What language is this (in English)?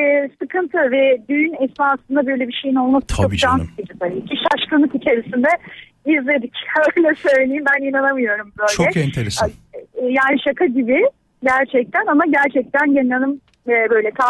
Turkish